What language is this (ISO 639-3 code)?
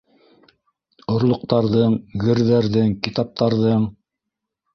bak